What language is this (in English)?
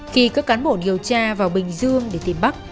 Vietnamese